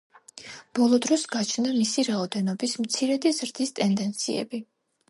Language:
Georgian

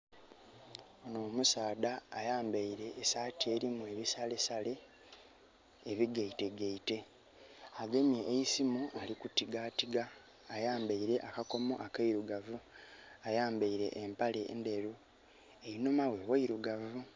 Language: Soga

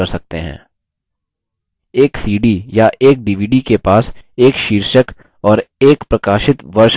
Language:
Hindi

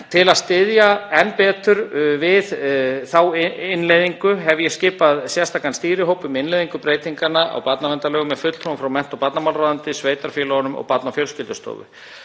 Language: Icelandic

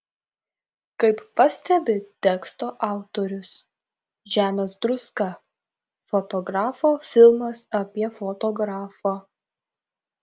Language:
Lithuanian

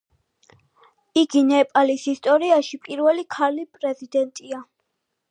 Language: Georgian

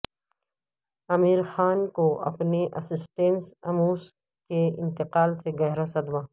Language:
Urdu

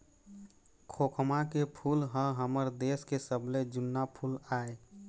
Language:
Chhattisgarhi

